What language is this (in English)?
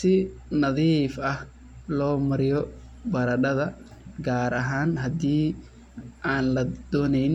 Somali